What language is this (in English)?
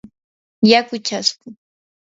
Yanahuanca Pasco Quechua